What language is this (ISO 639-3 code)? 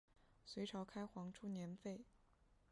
zho